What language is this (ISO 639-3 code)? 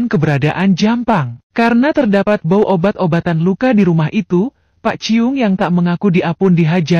ind